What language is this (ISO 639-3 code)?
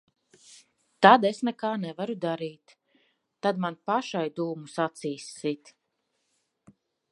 lav